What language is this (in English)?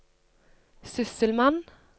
Norwegian